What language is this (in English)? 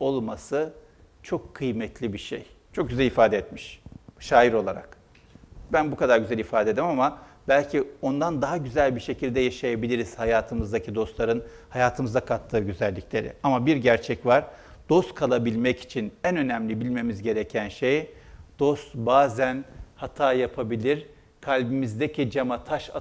Turkish